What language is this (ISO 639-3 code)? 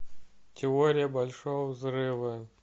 rus